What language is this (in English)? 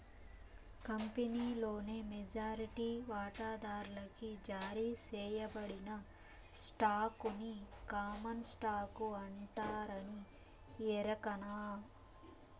Telugu